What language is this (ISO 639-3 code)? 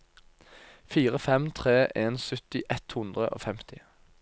nor